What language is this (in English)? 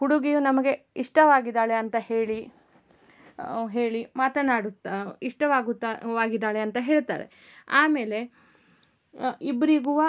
Kannada